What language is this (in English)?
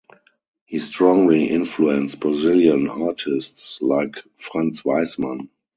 English